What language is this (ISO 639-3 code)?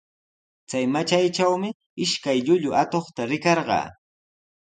qws